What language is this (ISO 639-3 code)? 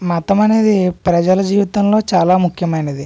tel